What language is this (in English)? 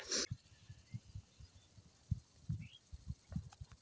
Magahi